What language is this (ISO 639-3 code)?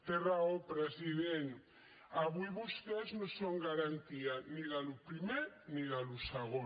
cat